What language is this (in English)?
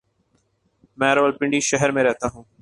Urdu